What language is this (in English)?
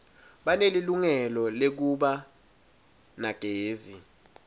Swati